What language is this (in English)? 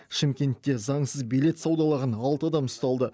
Kazakh